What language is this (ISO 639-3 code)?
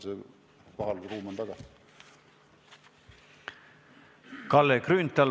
est